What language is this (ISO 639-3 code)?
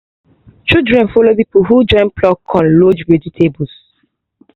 pcm